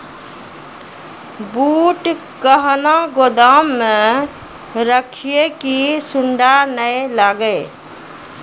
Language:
Maithili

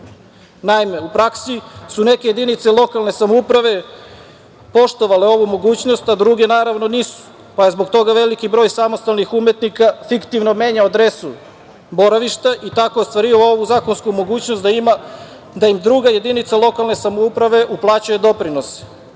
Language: Serbian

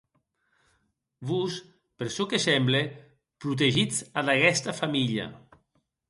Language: Occitan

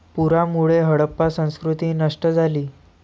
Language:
Marathi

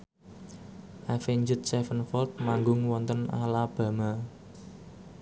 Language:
Javanese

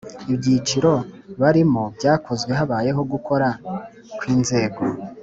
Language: Kinyarwanda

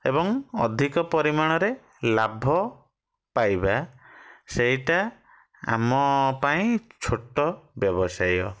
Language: Odia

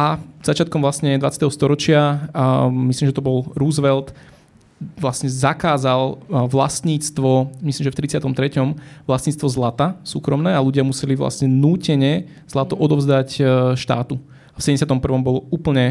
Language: Slovak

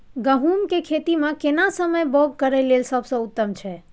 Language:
Maithili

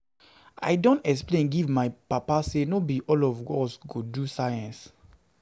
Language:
Nigerian Pidgin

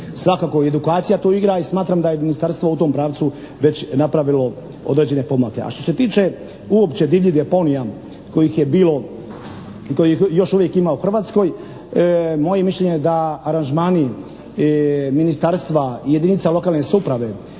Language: Croatian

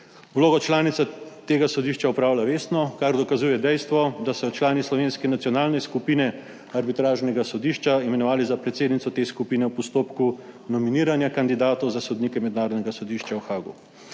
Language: Slovenian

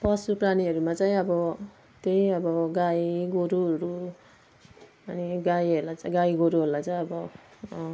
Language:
Nepali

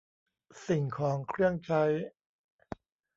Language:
Thai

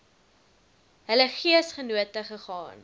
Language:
Afrikaans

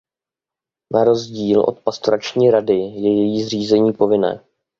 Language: Czech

